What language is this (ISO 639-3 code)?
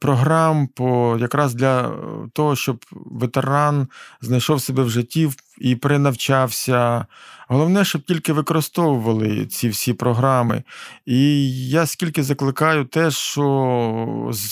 ukr